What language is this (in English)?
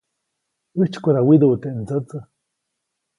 Copainalá Zoque